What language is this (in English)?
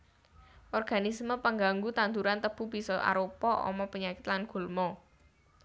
Javanese